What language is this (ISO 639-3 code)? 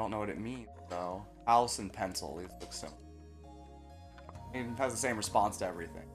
eng